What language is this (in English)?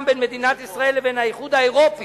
Hebrew